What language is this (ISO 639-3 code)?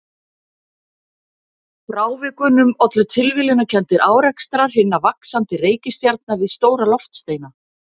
isl